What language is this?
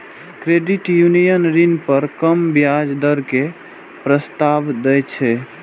Maithili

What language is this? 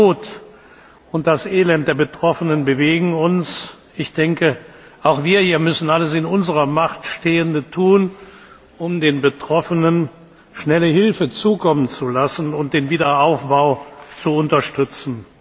German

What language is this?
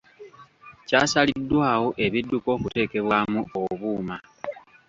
Ganda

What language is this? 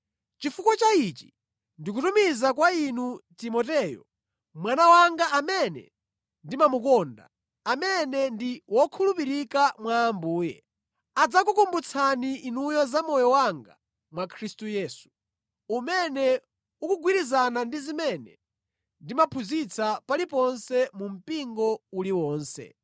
Nyanja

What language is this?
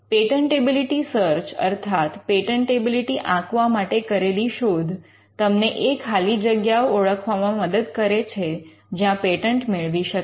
Gujarati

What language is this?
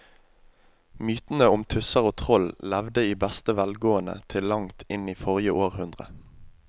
Norwegian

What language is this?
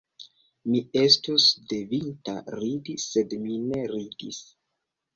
Esperanto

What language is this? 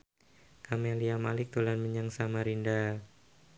Javanese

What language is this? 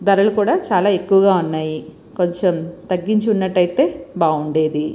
Telugu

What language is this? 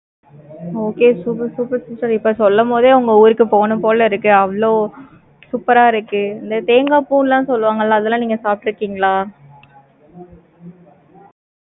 Tamil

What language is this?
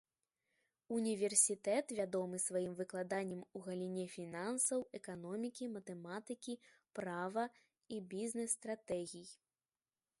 Belarusian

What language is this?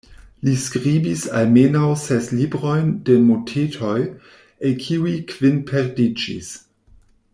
Esperanto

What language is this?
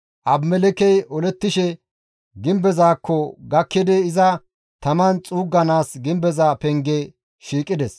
Gamo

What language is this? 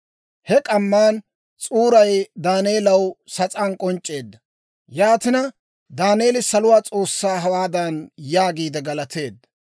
Dawro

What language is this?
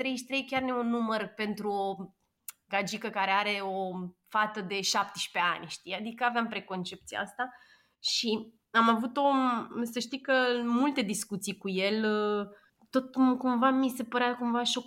Romanian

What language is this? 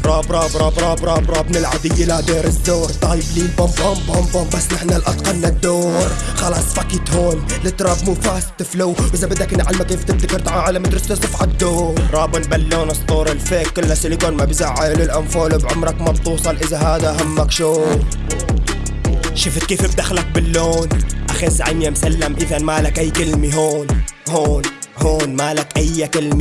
Arabic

